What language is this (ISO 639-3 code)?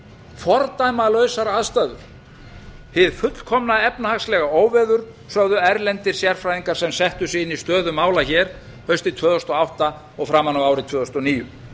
isl